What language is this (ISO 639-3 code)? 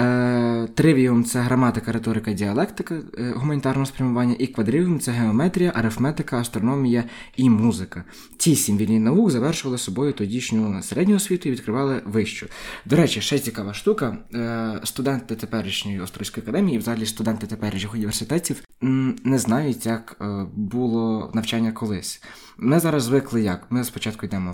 ukr